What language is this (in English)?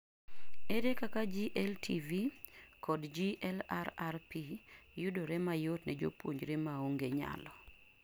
Luo (Kenya and Tanzania)